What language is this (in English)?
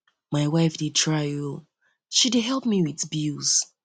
Nigerian Pidgin